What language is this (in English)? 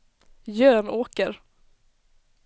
Swedish